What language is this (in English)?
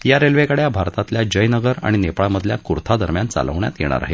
Marathi